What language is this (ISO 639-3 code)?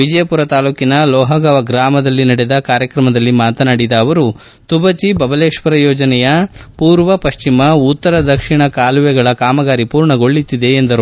kan